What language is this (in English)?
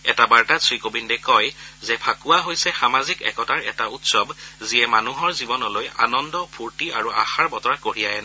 Assamese